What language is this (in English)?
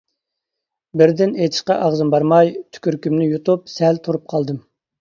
Uyghur